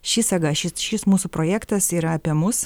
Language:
Lithuanian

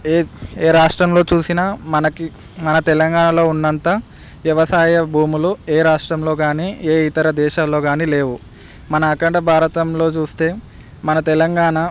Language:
Telugu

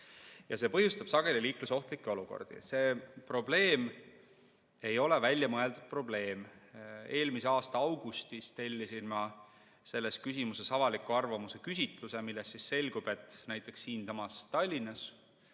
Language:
Estonian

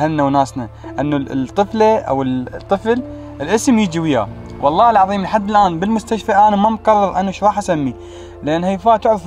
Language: Arabic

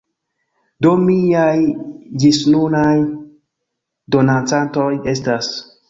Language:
Esperanto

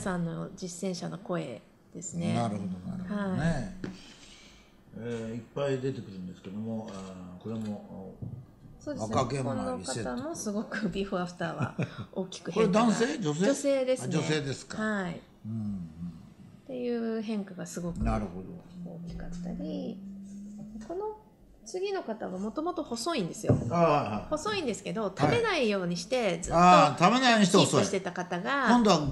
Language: Japanese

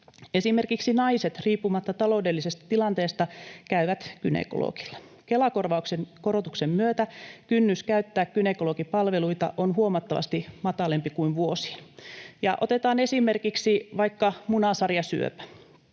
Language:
Finnish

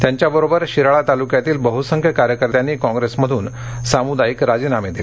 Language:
Marathi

